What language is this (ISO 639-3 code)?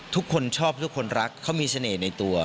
tha